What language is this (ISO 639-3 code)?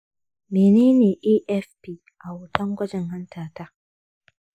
hau